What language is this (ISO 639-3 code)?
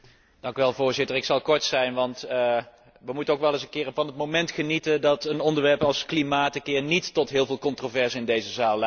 nld